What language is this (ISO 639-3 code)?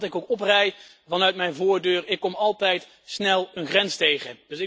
nld